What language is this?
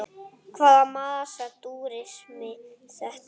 Icelandic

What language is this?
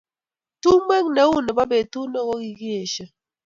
Kalenjin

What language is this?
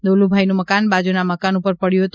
Gujarati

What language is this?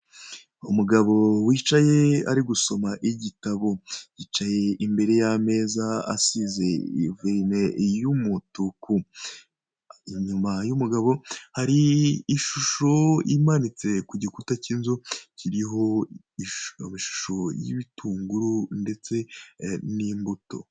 Kinyarwanda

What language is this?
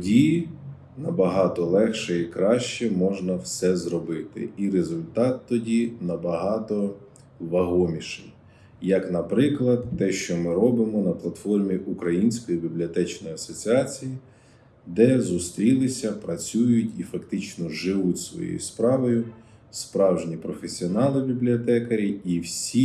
Ukrainian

